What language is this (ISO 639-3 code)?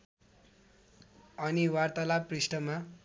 nep